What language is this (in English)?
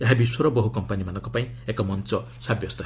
Odia